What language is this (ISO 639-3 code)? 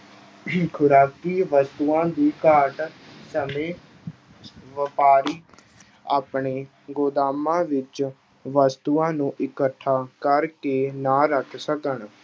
pan